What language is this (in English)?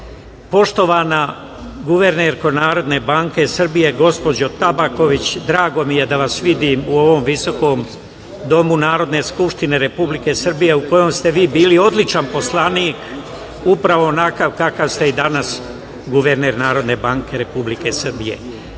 Serbian